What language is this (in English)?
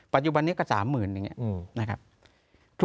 Thai